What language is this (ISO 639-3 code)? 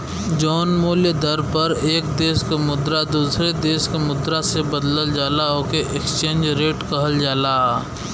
bho